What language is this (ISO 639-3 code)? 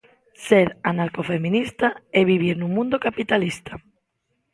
glg